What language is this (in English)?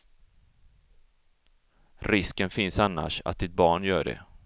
Swedish